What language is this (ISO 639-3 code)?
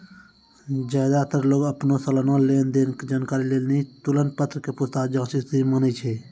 mai